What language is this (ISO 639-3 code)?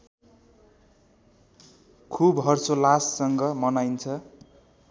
nep